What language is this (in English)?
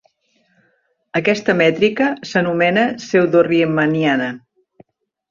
Catalan